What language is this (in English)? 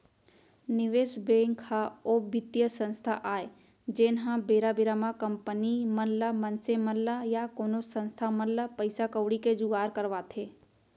Chhattisgarhi